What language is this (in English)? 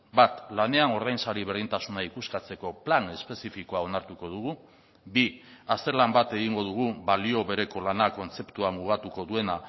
Basque